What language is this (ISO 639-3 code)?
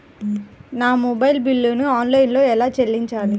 tel